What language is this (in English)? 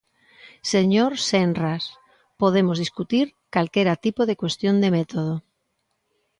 Galician